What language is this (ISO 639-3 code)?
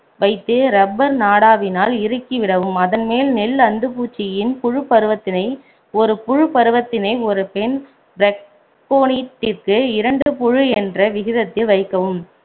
tam